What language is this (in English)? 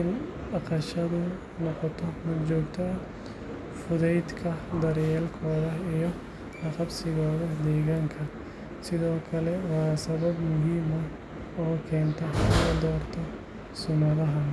Somali